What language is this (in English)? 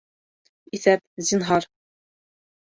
Bashkir